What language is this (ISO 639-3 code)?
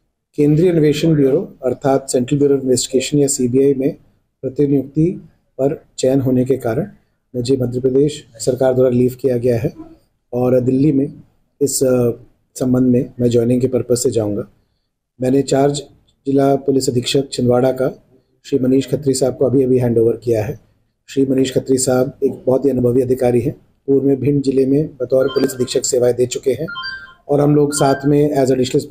hin